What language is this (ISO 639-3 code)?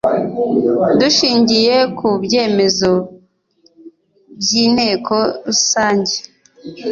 kin